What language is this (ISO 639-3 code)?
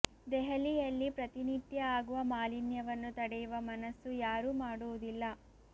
kan